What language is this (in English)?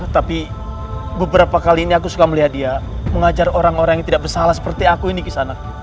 Indonesian